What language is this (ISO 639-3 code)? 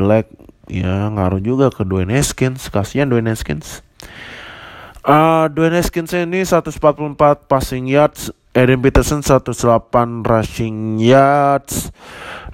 ind